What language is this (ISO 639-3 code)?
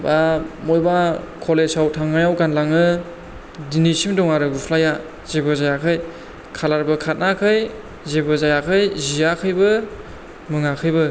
brx